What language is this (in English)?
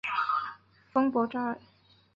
Chinese